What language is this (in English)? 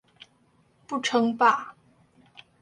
Chinese